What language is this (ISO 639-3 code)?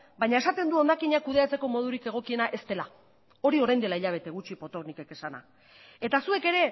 eus